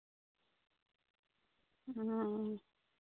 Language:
Santali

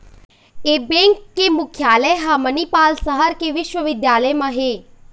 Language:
Chhattisgarhi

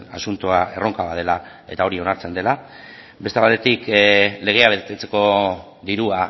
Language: Basque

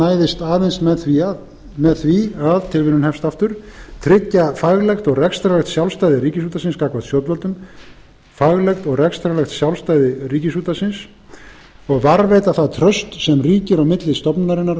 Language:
Icelandic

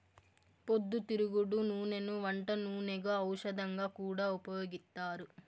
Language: Telugu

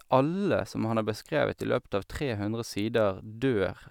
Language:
Norwegian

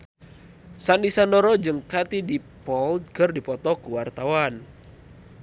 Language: Sundanese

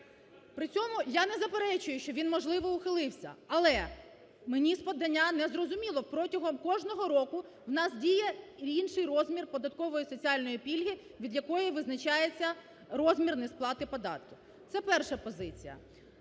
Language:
Ukrainian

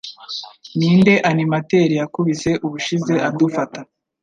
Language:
Kinyarwanda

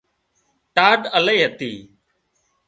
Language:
Wadiyara Koli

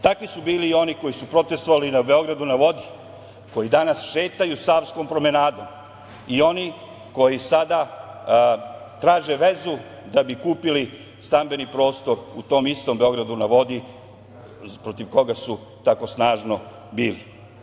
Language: Serbian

